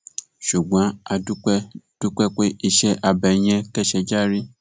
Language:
Yoruba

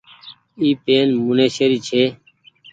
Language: Goaria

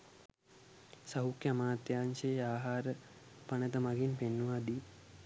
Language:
Sinhala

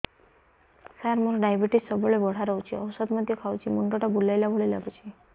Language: Odia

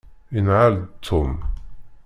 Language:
Kabyle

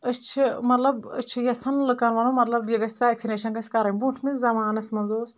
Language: Kashmiri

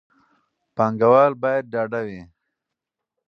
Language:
Pashto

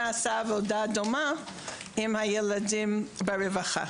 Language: Hebrew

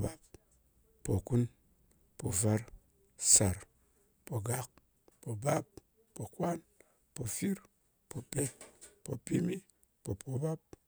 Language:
Ngas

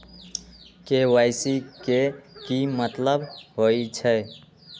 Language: Magahi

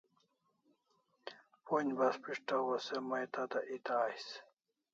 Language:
Kalasha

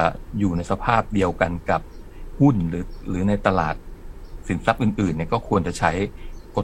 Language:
Thai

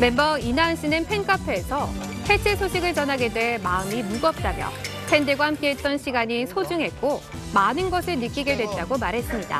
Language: Korean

